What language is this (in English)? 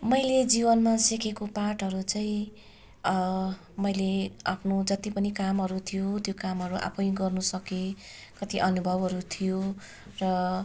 Nepali